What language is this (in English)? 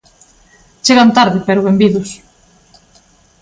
Galician